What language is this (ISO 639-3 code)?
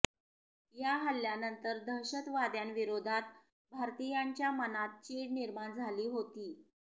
mar